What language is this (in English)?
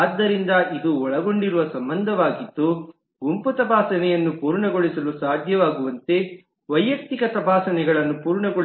Kannada